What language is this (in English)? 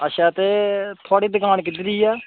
Dogri